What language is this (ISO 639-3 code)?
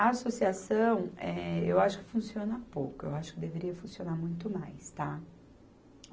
por